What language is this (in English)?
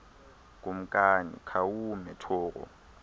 Xhosa